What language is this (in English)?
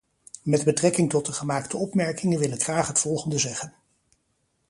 Dutch